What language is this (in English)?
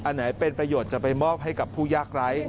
Thai